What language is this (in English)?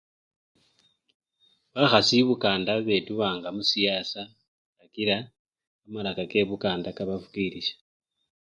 Luyia